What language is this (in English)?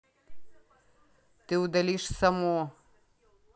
Russian